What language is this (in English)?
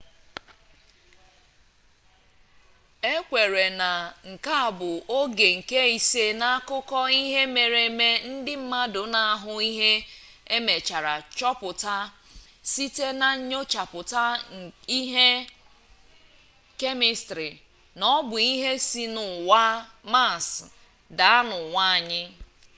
Igbo